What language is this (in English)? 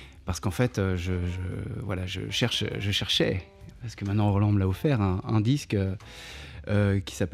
French